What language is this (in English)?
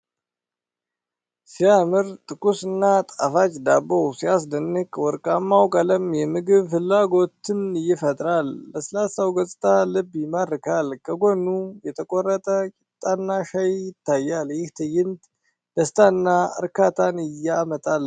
Amharic